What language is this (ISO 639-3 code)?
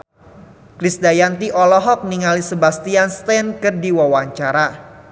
sun